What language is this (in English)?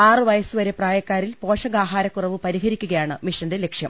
Malayalam